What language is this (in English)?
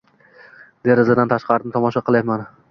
Uzbek